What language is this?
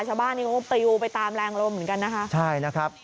Thai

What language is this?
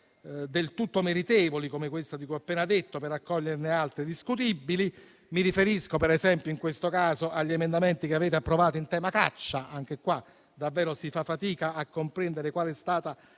Italian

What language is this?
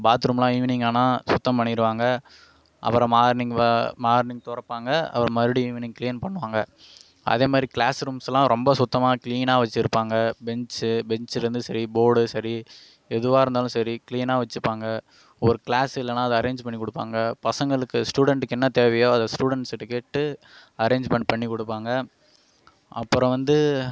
Tamil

